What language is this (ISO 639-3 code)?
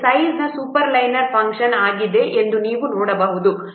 kan